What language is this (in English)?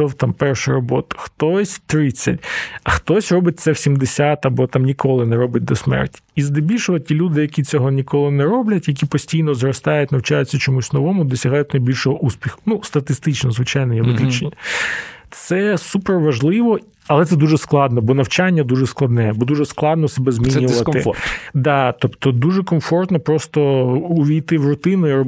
Ukrainian